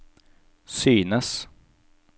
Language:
Norwegian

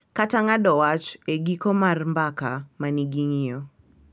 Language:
Luo (Kenya and Tanzania)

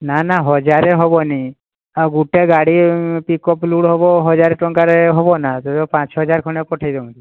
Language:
Odia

